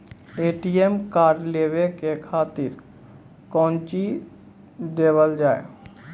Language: Maithili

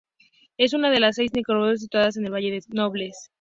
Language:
Spanish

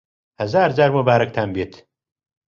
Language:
Central Kurdish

